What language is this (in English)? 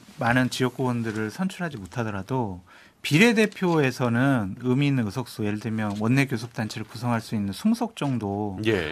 Korean